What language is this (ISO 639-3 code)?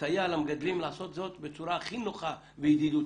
heb